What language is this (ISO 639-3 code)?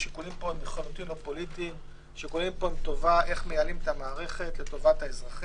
heb